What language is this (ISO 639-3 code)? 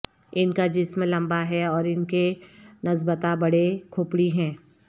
urd